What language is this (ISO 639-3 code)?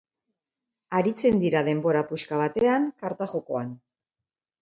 eus